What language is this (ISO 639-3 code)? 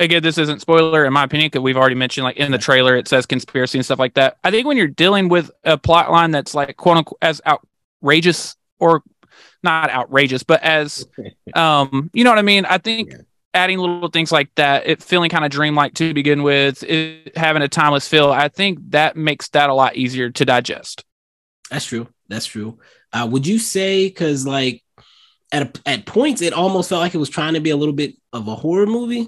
eng